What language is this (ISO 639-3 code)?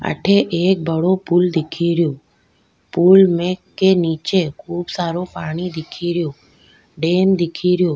raj